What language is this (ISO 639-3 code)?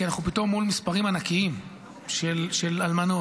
heb